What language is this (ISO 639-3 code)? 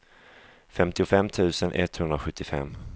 swe